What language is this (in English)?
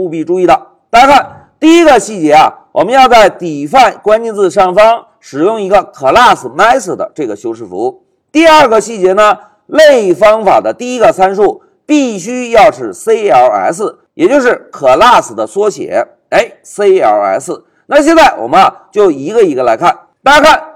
Chinese